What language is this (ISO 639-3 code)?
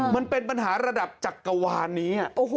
tha